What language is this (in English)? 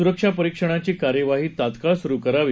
Marathi